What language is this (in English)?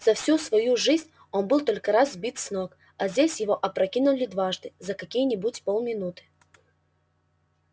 Russian